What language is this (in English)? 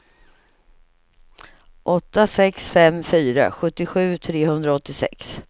Swedish